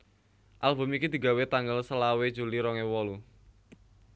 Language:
Javanese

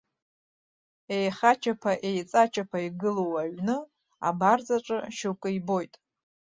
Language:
Abkhazian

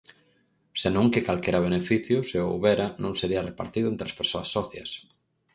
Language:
Galician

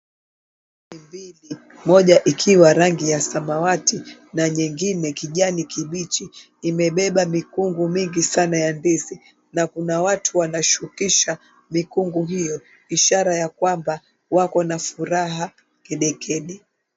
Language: Swahili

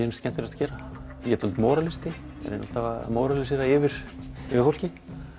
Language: Icelandic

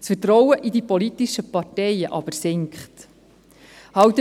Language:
Swiss German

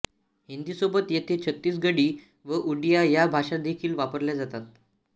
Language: Marathi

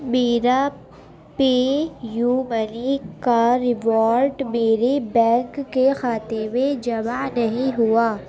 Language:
Urdu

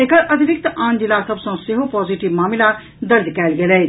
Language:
Maithili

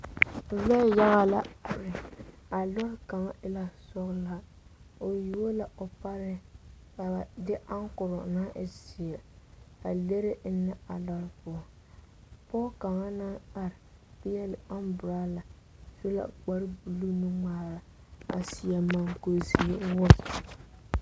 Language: Southern Dagaare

